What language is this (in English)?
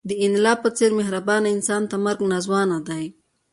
Pashto